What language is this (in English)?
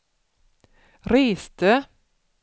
Swedish